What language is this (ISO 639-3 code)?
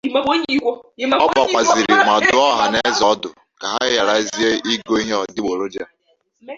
ibo